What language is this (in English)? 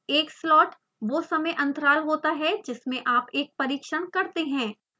Hindi